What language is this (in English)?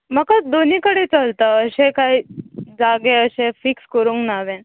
Konkani